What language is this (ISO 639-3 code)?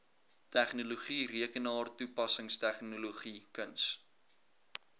afr